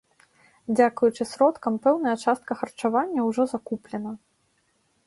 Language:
Belarusian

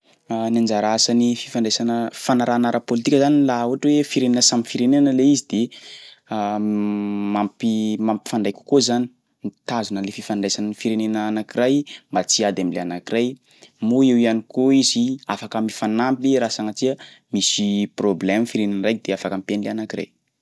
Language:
Sakalava Malagasy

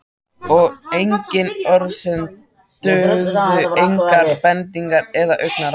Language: Icelandic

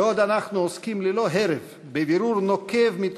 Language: Hebrew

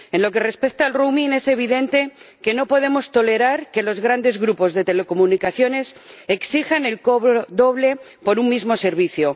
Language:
Spanish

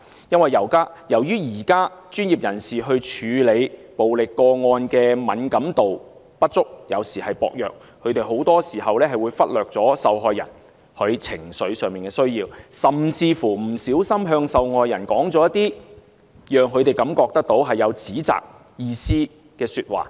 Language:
Cantonese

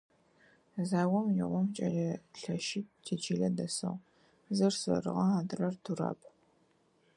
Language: Adyghe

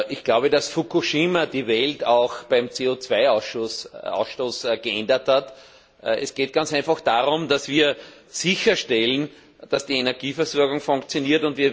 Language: German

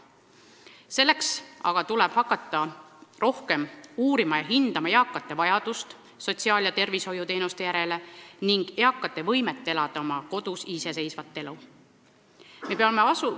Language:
Estonian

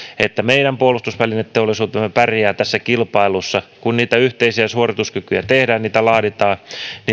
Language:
Finnish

